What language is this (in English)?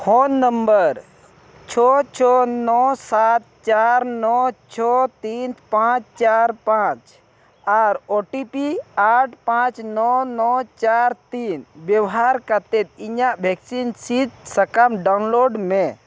Santali